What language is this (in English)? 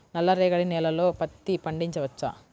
Telugu